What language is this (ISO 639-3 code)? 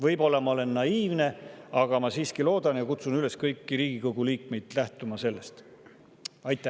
est